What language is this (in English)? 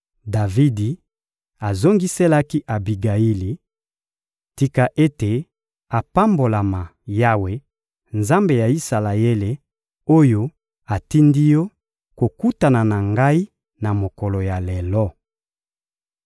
Lingala